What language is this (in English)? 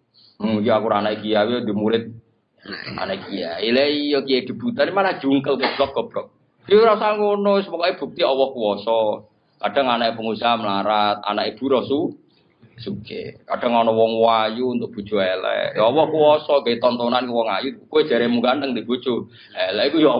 Indonesian